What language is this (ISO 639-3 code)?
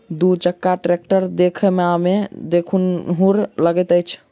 mai